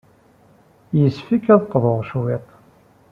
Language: Kabyle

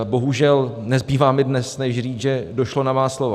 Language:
Czech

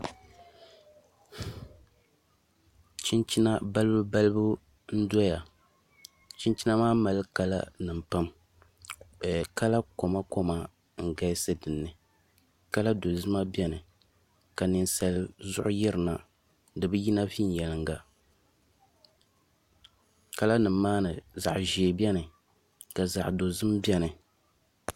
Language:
Dagbani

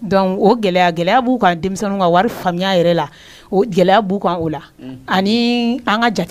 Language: French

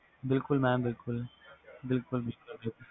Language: Punjabi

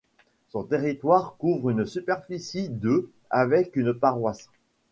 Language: French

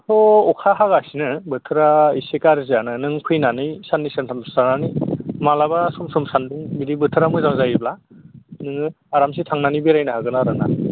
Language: Bodo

